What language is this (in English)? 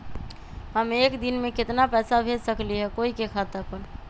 Magahi